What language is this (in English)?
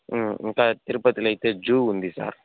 Telugu